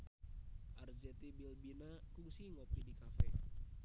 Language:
Sundanese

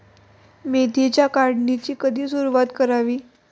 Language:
Marathi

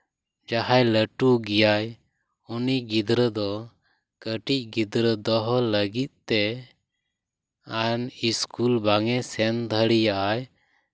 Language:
Santali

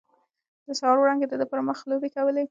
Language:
Pashto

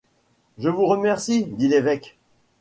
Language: French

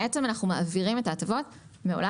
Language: Hebrew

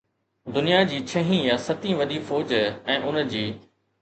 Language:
Sindhi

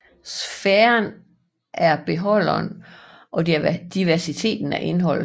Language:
Danish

